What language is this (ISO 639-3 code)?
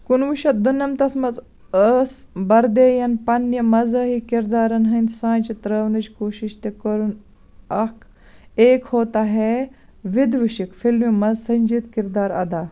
kas